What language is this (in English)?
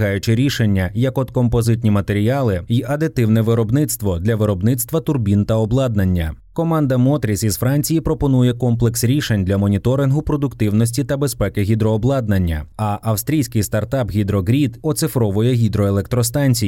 Ukrainian